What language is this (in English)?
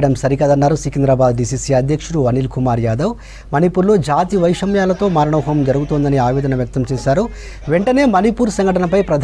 Romanian